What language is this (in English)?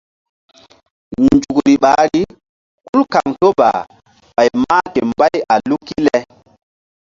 Mbum